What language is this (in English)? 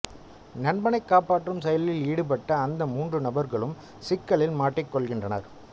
Tamil